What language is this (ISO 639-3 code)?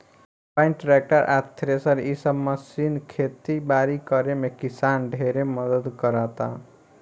bho